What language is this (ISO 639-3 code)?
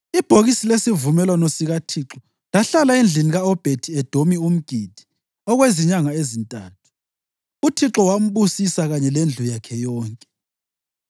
nde